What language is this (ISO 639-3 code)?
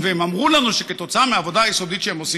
heb